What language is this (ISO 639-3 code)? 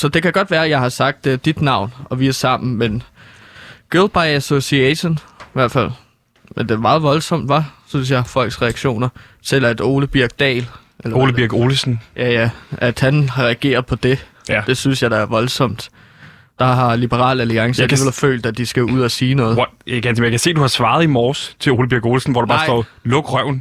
dan